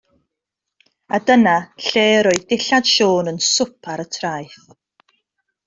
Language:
Welsh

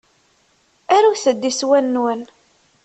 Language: Kabyle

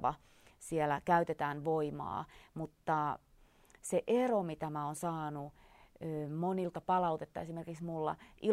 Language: Finnish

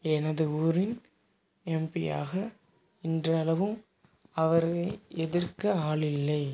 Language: Tamil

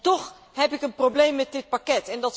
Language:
Dutch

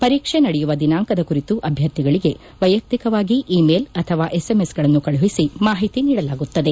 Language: Kannada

